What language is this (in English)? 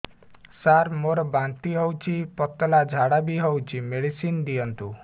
Odia